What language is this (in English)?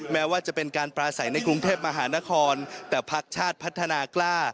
Thai